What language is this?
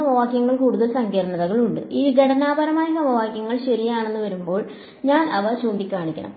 Malayalam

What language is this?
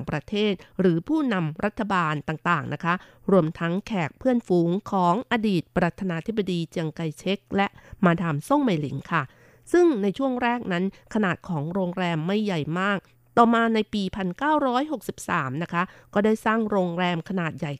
Thai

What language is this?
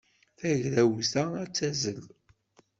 Kabyle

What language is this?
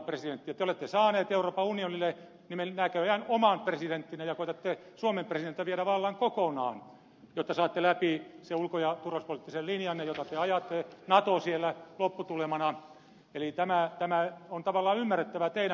Finnish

